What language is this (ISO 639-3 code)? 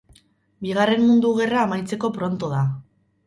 eus